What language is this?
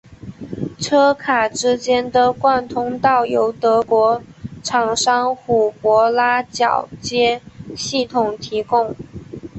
Chinese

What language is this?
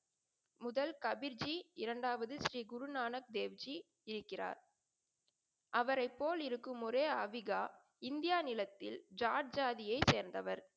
Tamil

